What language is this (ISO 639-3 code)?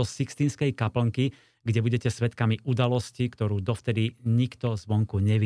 slk